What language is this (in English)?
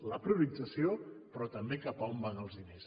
Catalan